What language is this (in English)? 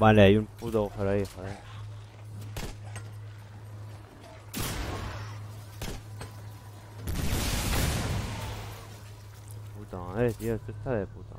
Spanish